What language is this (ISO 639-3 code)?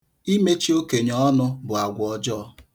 ibo